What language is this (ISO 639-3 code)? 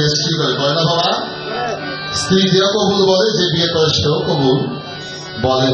ara